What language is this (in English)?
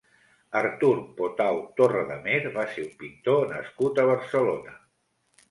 Catalan